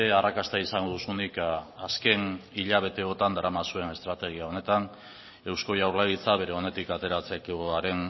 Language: Basque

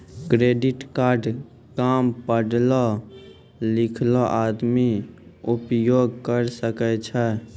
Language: Maithili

